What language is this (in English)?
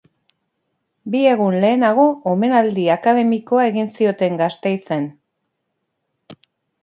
Basque